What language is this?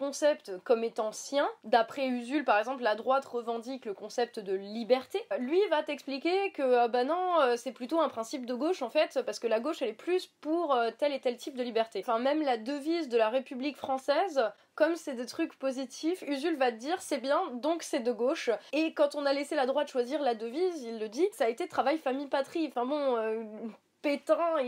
French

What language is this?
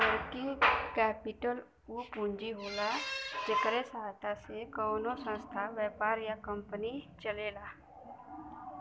Bhojpuri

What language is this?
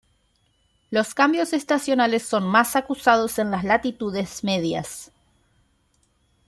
Spanish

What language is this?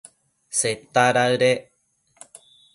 Matsés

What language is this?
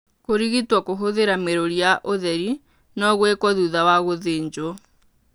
Kikuyu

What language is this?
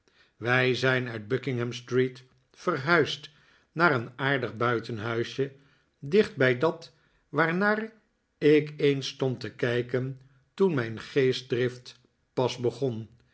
Dutch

